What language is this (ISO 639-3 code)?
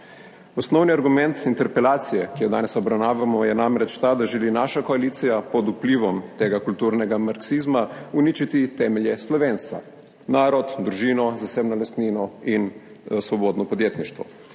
slv